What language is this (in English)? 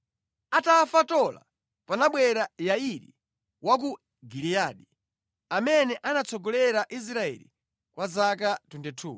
Nyanja